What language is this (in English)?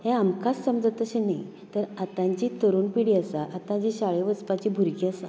Konkani